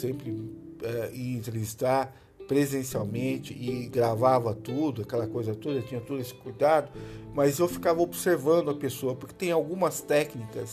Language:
Portuguese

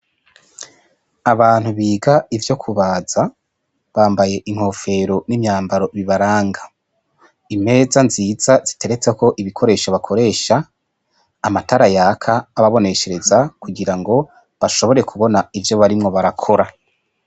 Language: Rundi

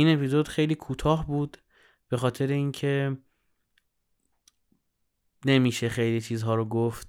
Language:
Persian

